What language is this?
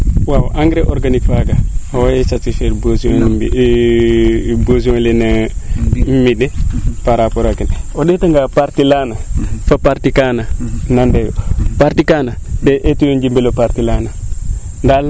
Serer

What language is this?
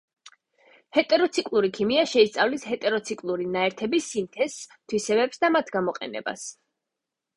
Georgian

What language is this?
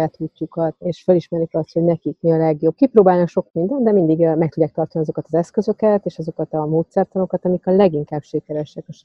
Hungarian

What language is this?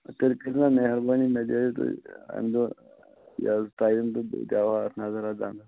Kashmiri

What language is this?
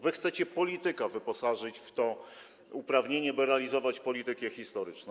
Polish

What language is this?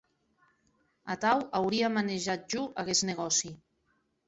Occitan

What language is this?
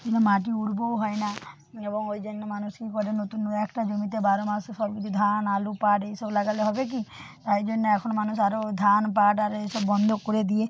Bangla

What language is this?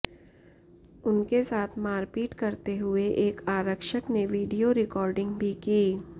Hindi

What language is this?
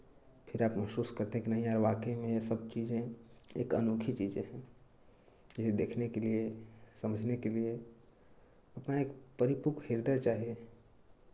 Hindi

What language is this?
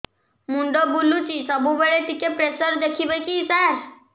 Odia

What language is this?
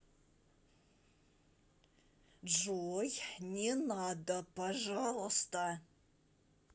Russian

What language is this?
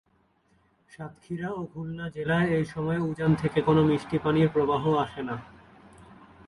Bangla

